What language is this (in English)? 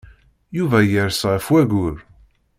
Kabyle